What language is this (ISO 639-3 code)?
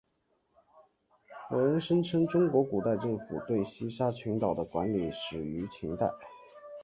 zho